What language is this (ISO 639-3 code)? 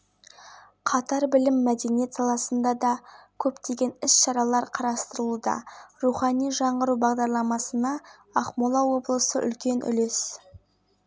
kaz